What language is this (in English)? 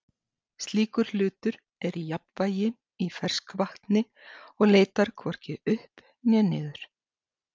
Icelandic